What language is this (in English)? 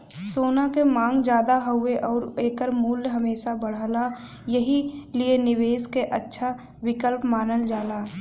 Bhojpuri